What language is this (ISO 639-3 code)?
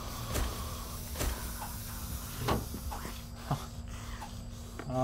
jpn